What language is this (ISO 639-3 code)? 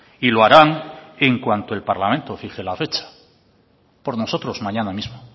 spa